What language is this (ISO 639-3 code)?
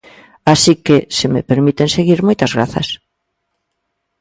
glg